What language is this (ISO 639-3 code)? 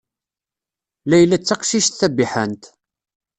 kab